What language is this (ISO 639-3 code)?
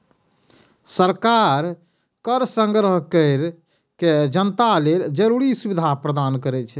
mai